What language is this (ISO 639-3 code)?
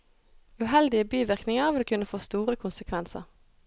nor